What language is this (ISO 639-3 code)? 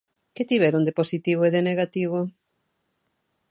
glg